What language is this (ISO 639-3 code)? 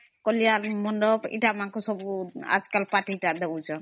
ori